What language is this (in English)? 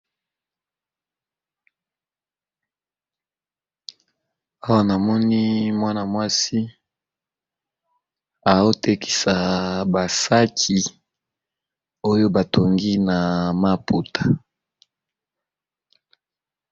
Lingala